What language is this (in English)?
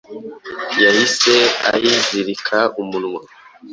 Kinyarwanda